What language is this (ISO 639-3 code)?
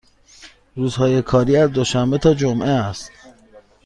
fas